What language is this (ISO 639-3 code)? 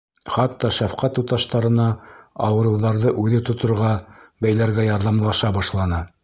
bak